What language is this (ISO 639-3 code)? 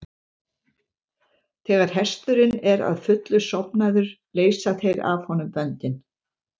isl